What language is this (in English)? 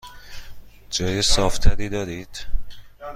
Persian